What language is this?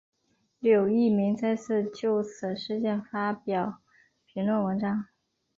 Chinese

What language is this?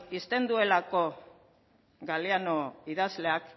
Basque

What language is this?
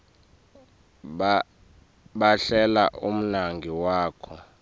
Swati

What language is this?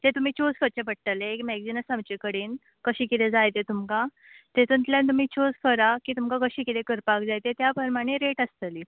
Konkani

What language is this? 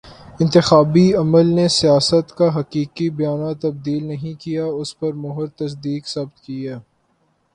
Urdu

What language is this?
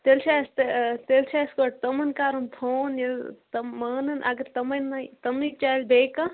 Kashmiri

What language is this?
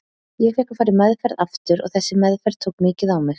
Icelandic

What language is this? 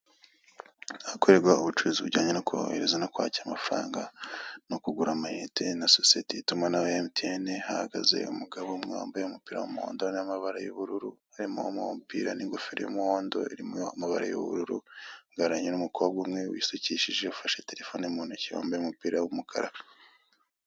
Kinyarwanda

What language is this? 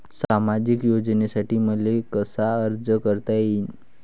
Marathi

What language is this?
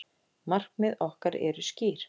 Icelandic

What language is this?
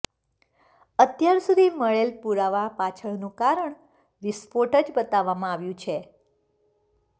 Gujarati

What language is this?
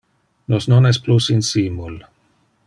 Interlingua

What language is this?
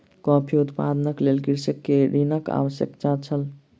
Maithili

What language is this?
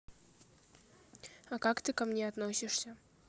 Russian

